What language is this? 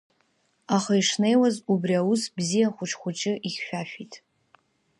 Abkhazian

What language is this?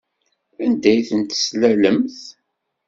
Kabyle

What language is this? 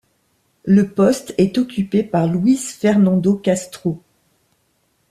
French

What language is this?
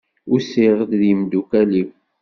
Kabyle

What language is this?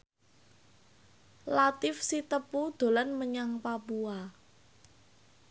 Javanese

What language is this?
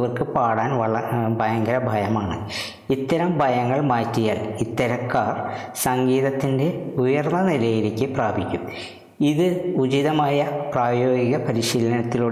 Malayalam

